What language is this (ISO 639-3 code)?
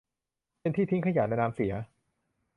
tha